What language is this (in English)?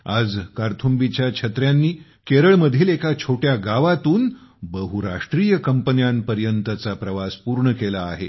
Marathi